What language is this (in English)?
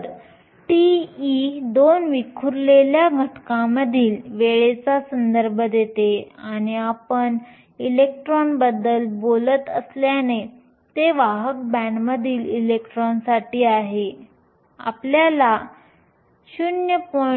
Marathi